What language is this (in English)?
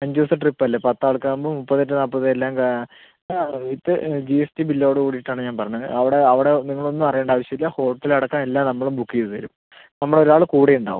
Malayalam